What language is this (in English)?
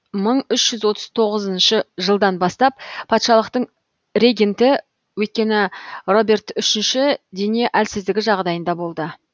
Kazakh